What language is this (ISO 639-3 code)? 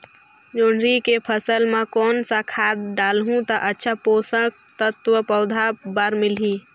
hne